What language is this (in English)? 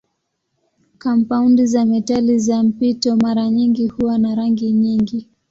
Swahili